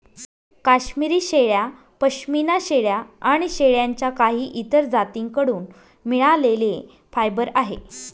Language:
Marathi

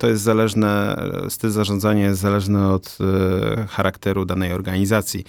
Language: Polish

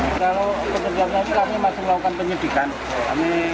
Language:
Indonesian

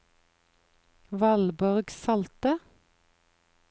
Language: Norwegian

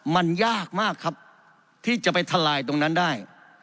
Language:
Thai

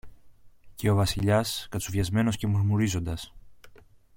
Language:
Greek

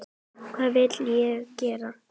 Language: Icelandic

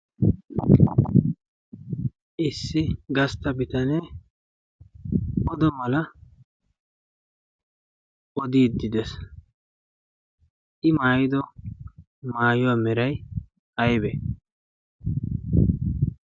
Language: Wolaytta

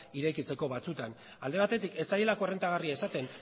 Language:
Basque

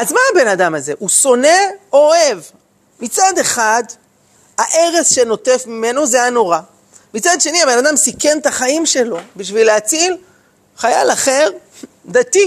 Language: Hebrew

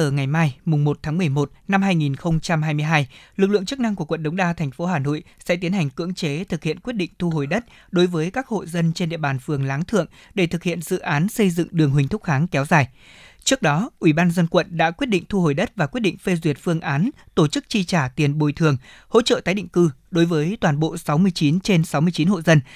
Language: Vietnamese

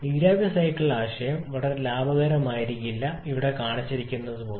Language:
Malayalam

